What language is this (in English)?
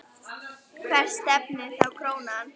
Icelandic